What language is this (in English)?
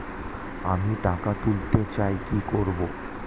Bangla